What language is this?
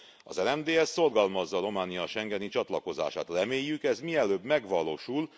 Hungarian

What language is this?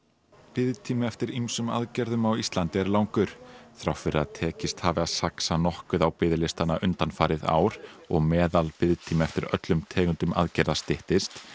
Icelandic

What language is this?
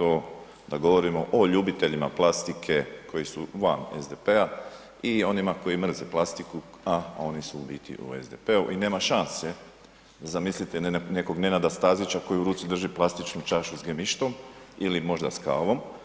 Croatian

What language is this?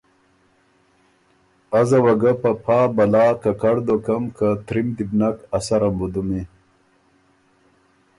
Ormuri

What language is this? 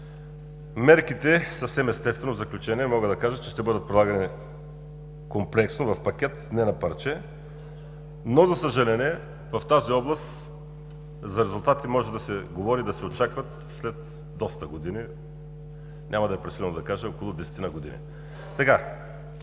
Bulgarian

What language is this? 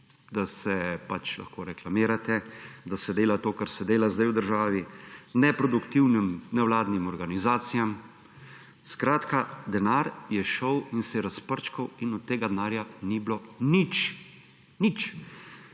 Slovenian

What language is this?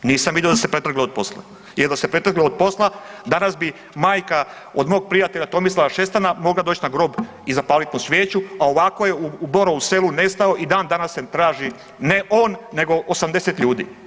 Croatian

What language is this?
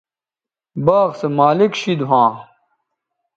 Bateri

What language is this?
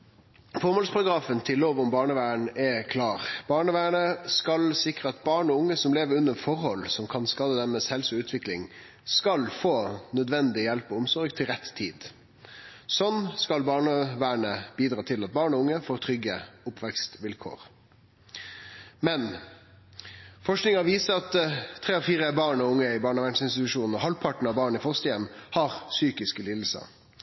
Norwegian Nynorsk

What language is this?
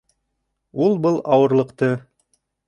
Bashkir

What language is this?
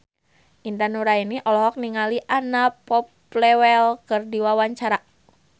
Sundanese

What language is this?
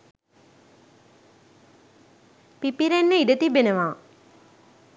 Sinhala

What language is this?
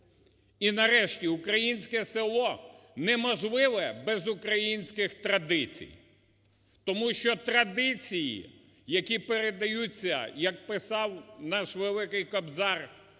Ukrainian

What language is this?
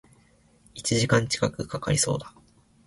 Japanese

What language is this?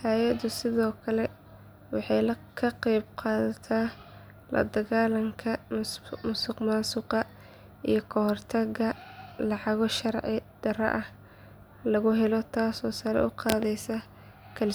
Somali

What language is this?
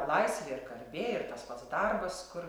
Lithuanian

